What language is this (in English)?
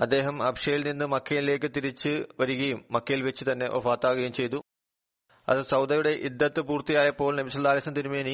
Malayalam